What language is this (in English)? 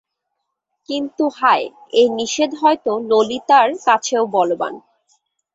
Bangla